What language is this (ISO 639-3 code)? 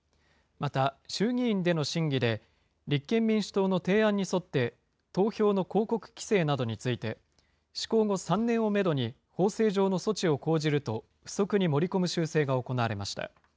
jpn